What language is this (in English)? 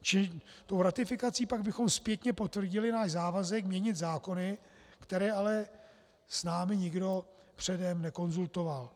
Czech